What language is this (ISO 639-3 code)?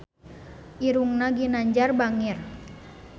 sun